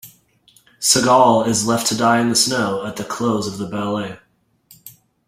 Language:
English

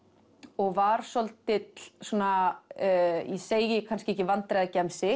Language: Icelandic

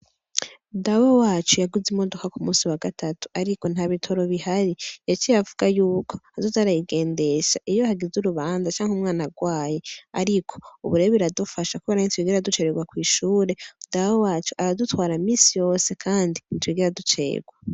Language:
Rundi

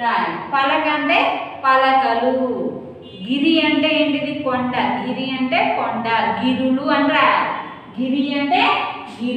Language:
Indonesian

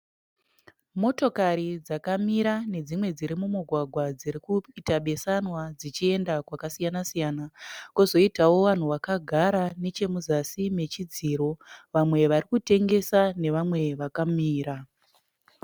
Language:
Shona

